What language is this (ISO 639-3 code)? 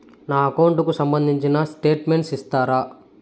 tel